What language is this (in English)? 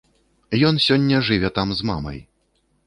Belarusian